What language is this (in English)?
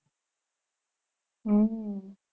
Gujarati